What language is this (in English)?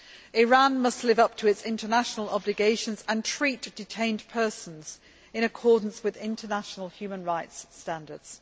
English